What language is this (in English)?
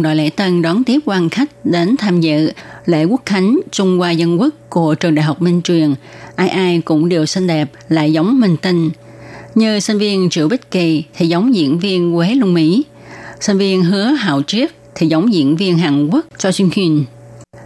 Vietnamese